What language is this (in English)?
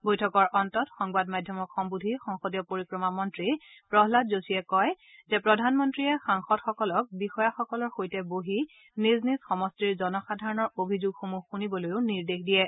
Assamese